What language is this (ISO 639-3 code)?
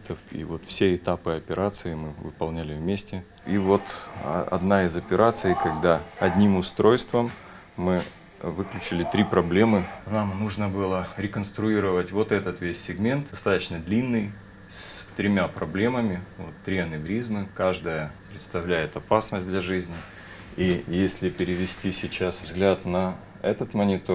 rus